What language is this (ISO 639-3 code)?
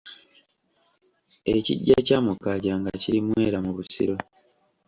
lug